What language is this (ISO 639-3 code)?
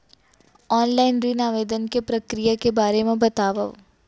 hne